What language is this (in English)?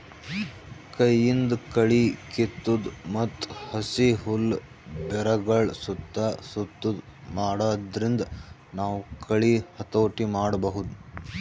Kannada